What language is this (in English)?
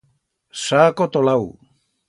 Aragonese